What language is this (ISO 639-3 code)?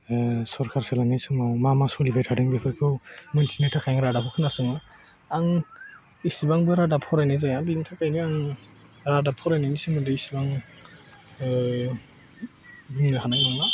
brx